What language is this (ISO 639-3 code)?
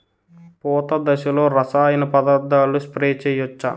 tel